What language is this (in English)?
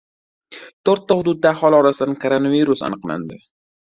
Uzbek